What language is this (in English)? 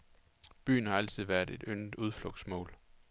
Danish